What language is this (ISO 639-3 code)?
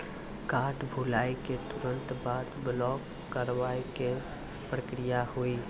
mai